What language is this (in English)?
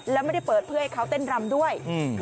Thai